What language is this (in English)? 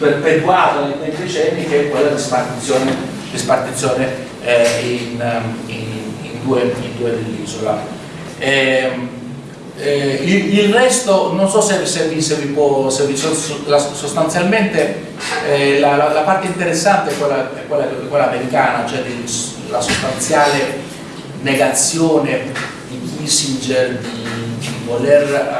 Italian